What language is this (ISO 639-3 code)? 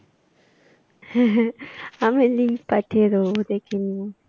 ben